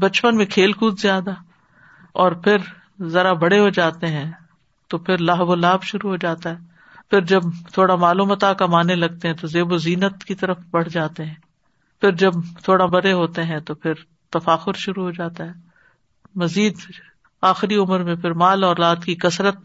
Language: Urdu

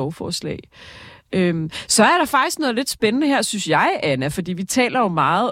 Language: Danish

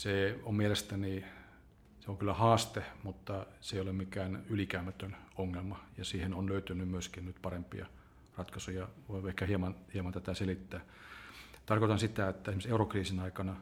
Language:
Finnish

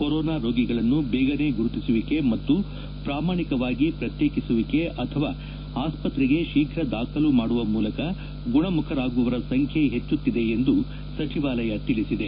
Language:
Kannada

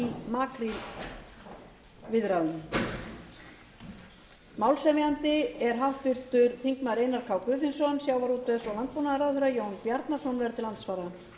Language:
Icelandic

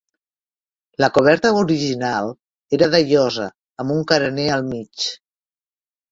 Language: Catalan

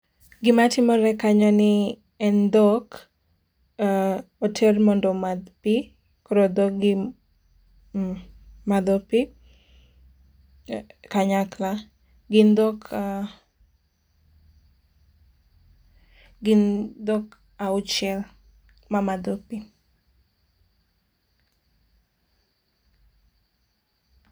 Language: Luo (Kenya and Tanzania)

